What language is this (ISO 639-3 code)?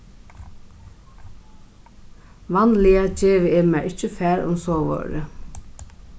fao